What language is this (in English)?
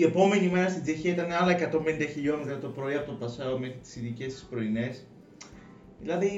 Greek